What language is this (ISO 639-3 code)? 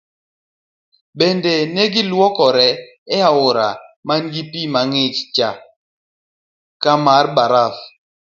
luo